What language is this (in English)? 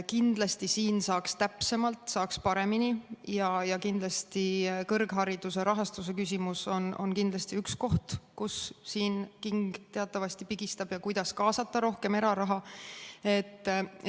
Estonian